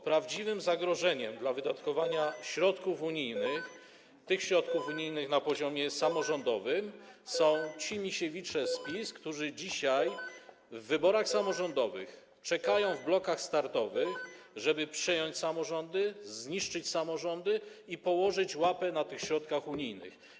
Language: Polish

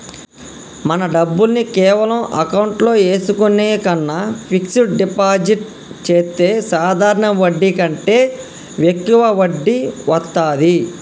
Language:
Telugu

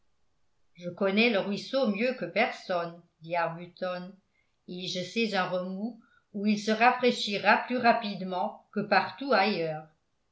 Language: French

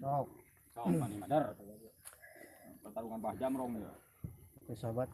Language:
Indonesian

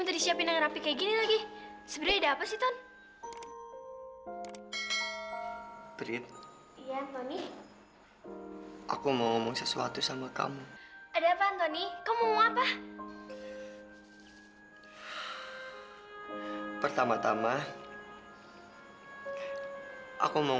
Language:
Indonesian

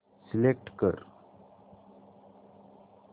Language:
Marathi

